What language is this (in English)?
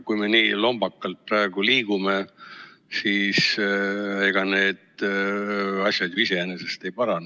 Estonian